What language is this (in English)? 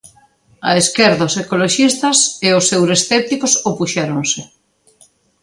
Galician